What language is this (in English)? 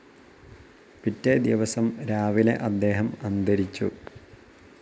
Malayalam